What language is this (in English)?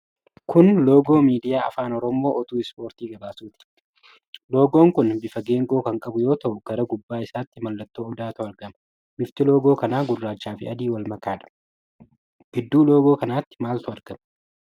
Oromo